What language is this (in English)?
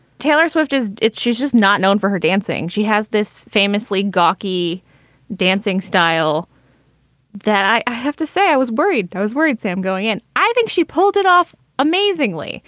English